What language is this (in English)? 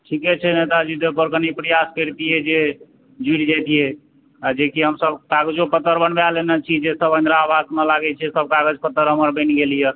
Maithili